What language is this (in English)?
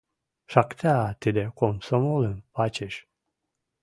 Western Mari